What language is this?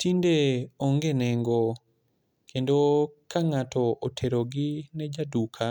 Luo (Kenya and Tanzania)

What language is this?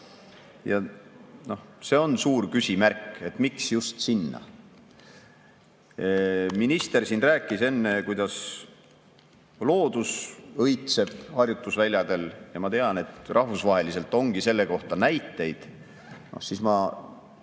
Estonian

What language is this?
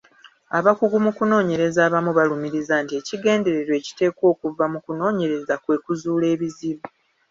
Ganda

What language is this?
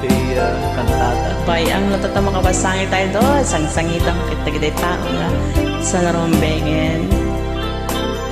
Indonesian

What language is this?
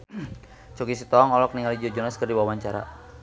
Sundanese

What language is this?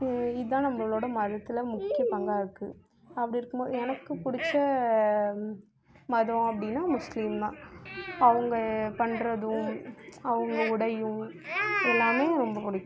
Tamil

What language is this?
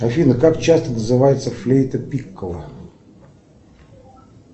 Russian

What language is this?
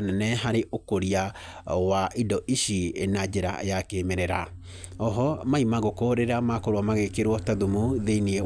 Kikuyu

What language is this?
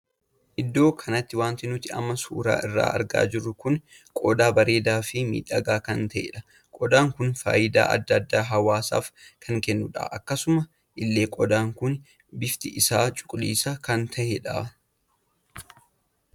Oromo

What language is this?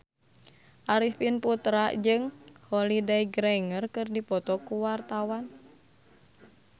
Sundanese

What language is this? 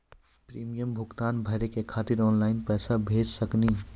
Maithili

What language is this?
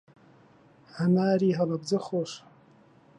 Central Kurdish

